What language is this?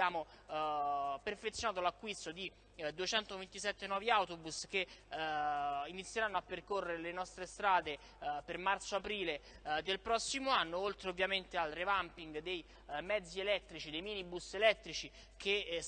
Italian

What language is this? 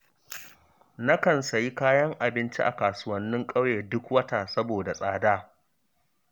Hausa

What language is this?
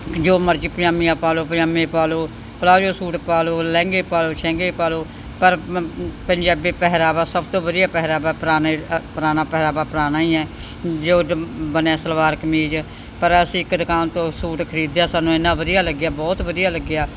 Punjabi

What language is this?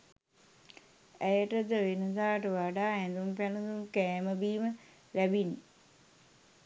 Sinhala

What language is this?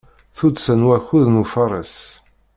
Kabyle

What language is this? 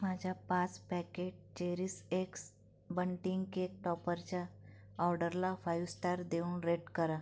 Marathi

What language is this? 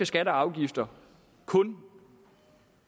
Danish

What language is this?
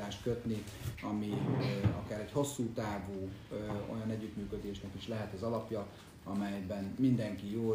Hungarian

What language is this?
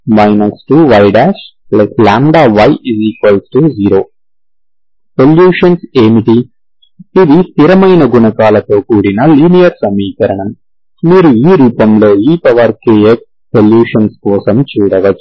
Telugu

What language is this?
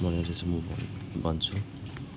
Nepali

